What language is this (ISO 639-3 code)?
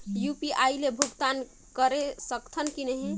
hne